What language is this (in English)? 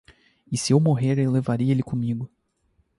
Portuguese